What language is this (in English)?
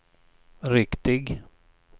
Swedish